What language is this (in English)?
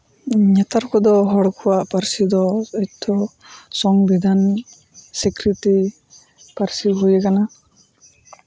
Santali